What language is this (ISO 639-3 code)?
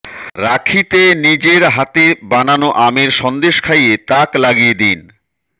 ben